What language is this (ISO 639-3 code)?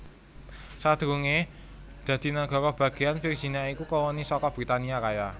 jav